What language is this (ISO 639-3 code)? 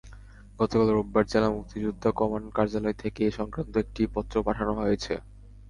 ben